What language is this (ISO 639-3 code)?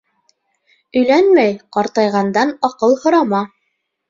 bak